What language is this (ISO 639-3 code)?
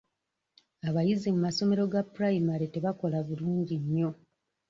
lug